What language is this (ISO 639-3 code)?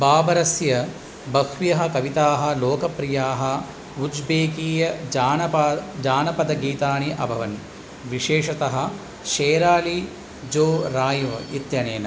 san